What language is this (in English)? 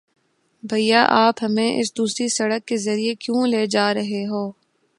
Urdu